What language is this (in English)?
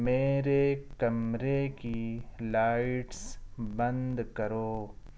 Urdu